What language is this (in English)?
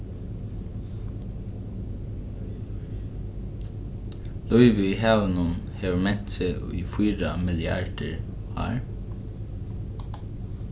Faroese